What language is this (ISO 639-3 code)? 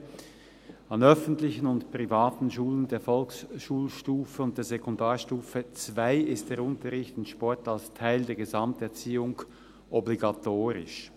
gsw